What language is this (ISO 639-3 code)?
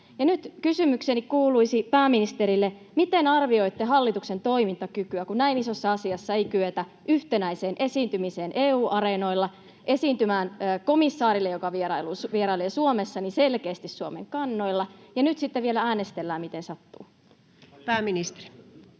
fin